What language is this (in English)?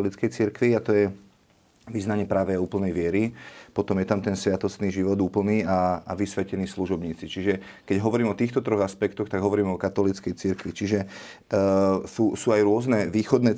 Slovak